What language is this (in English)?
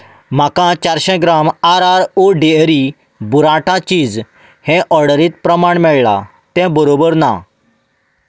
Konkani